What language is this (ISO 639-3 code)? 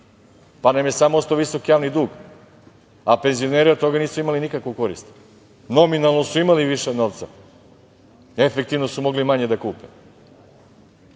srp